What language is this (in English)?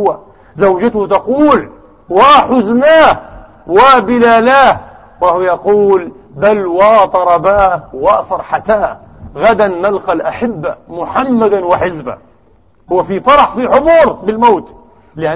Arabic